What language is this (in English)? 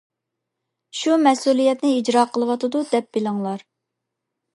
Uyghur